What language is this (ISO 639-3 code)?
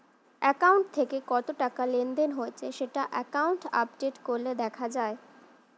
ben